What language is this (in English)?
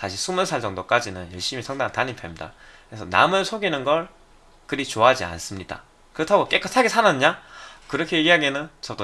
Korean